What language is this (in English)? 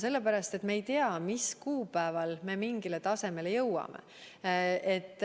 Estonian